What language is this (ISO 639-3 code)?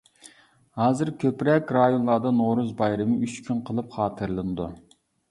uig